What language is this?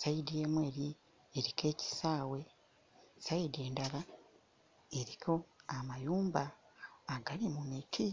Ganda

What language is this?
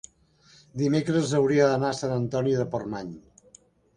Catalan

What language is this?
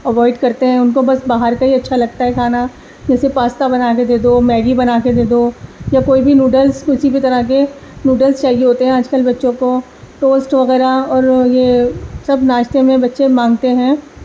Urdu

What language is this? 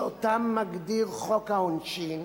Hebrew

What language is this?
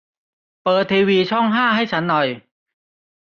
Thai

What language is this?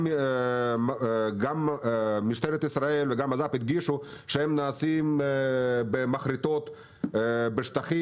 Hebrew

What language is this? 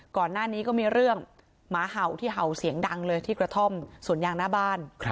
Thai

